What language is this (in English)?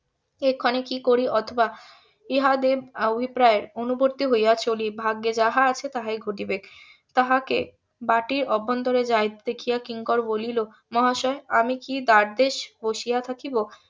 Bangla